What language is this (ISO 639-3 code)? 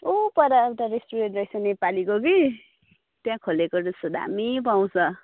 nep